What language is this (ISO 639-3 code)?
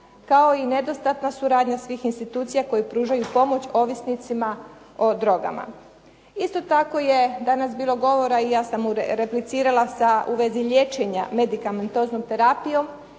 hrv